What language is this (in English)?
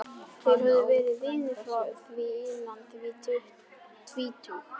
Icelandic